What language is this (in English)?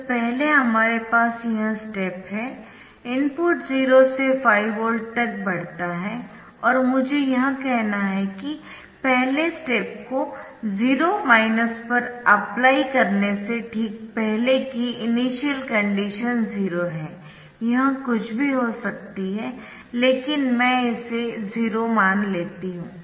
Hindi